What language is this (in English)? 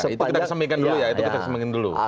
Indonesian